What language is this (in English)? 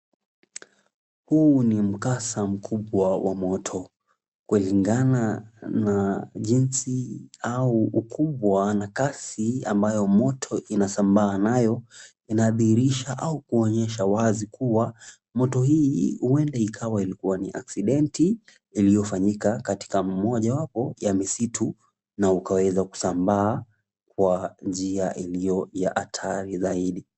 Swahili